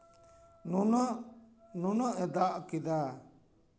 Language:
Santali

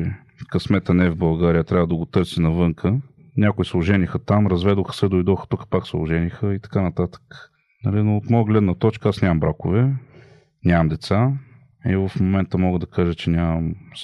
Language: Bulgarian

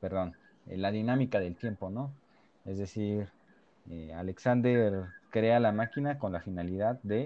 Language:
Spanish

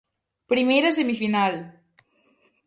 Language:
Galician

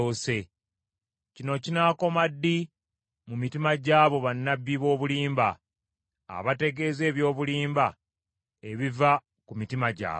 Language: Ganda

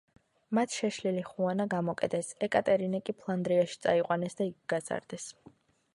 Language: Georgian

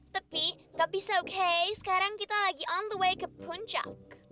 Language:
Indonesian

